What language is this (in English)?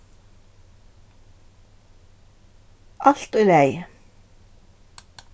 Faroese